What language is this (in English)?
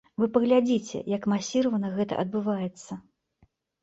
Belarusian